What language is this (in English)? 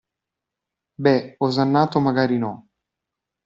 Italian